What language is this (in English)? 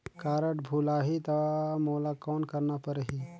Chhattisgarhi